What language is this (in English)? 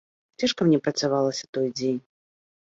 Belarusian